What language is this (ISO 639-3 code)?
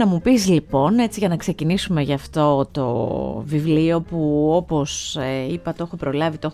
ell